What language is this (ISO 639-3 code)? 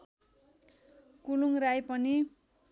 nep